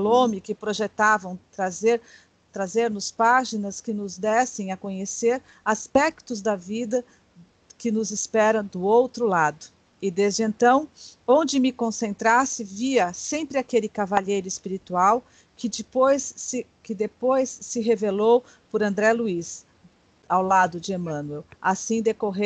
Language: Portuguese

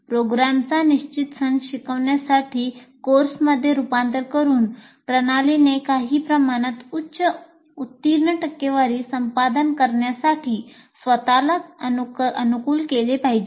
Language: Marathi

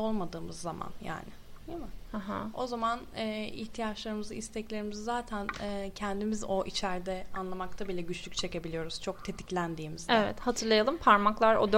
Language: Turkish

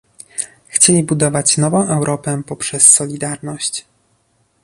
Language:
Polish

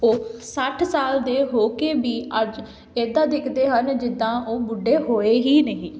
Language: Punjabi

